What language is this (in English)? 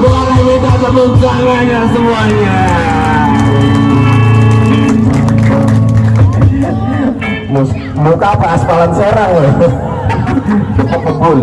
Indonesian